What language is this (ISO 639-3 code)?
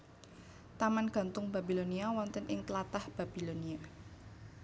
jav